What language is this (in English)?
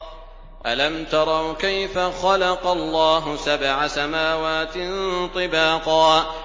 Arabic